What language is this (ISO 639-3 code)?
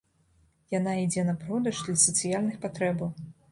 bel